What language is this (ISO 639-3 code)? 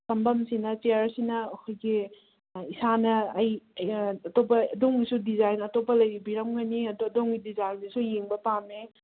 mni